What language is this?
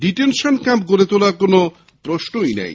Bangla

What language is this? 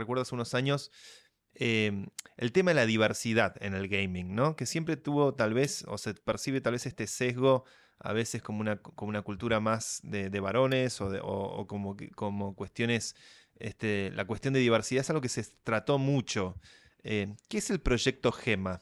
Spanish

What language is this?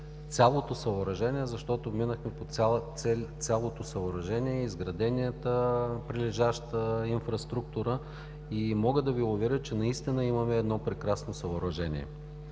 Bulgarian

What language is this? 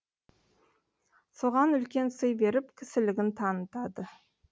Kazakh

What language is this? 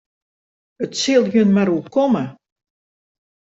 Western Frisian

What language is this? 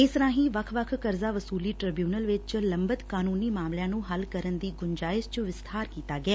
Punjabi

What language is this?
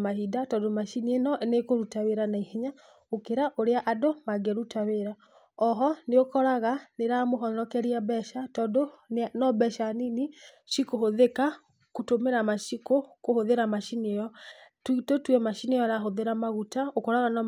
Kikuyu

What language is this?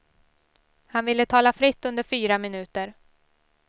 Swedish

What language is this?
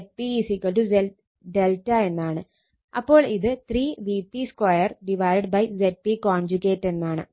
Malayalam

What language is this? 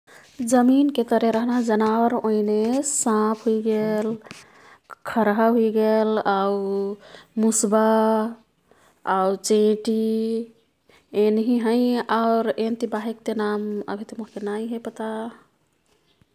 Kathoriya Tharu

